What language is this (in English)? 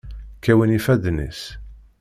Kabyle